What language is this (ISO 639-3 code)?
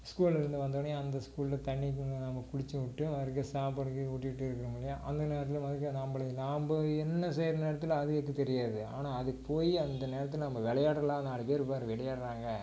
tam